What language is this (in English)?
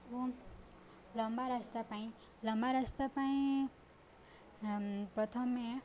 Odia